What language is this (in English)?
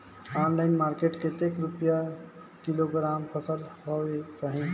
Chhattisgarhi